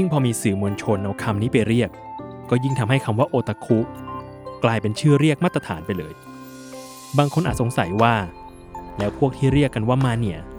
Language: Thai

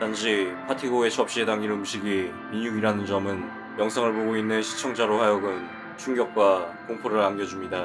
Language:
Korean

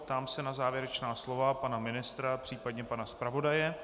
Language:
Czech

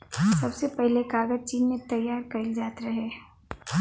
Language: Bhojpuri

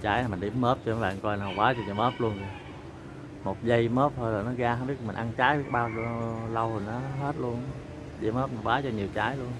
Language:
Vietnamese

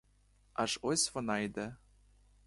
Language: Ukrainian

